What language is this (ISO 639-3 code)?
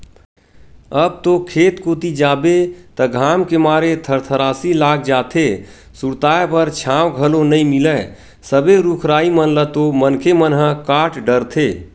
hne